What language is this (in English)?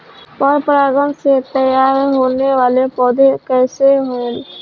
Bhojpuri